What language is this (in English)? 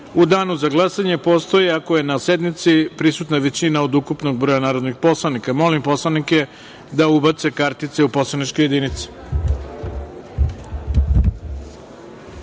Serbian